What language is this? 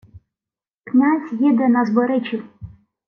Ukrainian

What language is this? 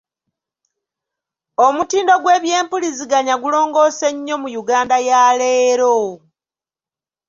Ganda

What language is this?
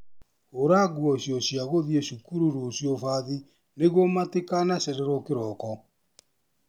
Kikuyu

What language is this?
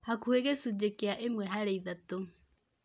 Kikuyu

